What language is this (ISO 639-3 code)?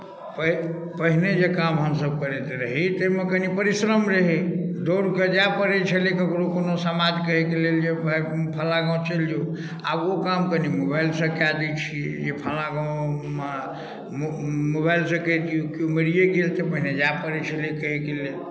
mai